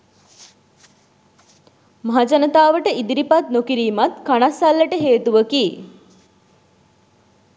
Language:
Sinhala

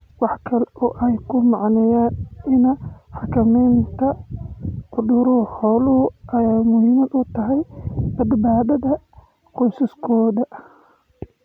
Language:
Somali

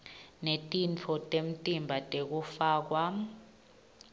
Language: Swati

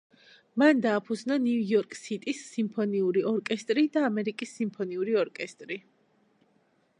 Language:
Georgian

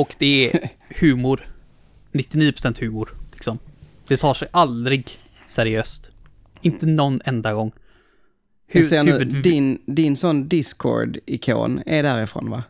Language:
Swedish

